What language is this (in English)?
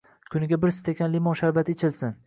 Uzbek